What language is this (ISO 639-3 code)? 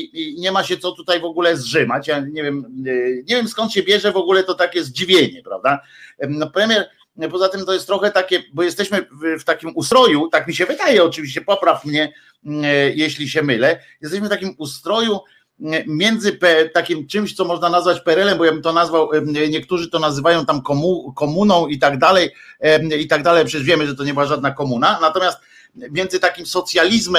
pol